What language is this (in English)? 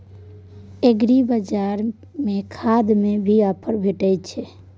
Maithili